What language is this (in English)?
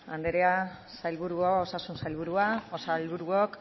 Basque